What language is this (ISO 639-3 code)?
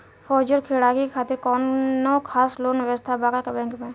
bho